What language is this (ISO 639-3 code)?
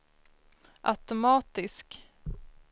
swe